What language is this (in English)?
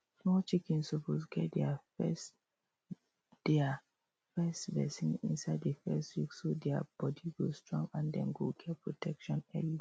Nigerian Pidgin